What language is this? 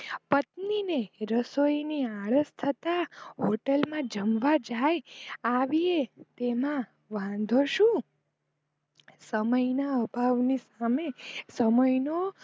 Gujarati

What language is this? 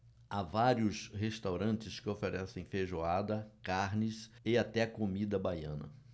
Portuguese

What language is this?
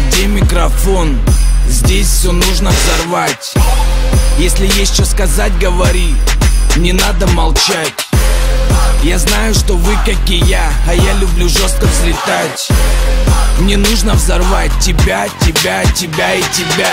Russian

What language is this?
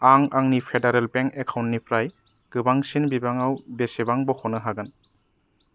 Bodo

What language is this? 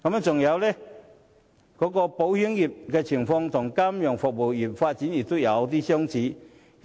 Cantonese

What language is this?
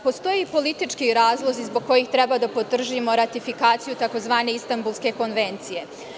Serbian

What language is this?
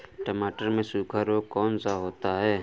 Hindi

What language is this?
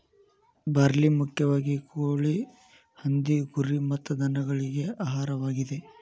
Kannada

